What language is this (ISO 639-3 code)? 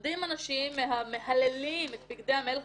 heb